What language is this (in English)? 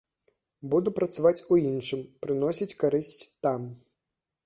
Belarusian